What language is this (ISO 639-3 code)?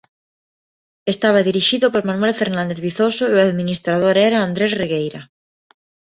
glg